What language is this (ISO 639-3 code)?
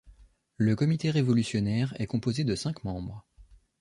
fra